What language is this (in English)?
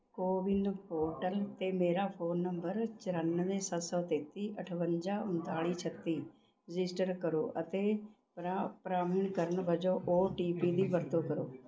Punjabi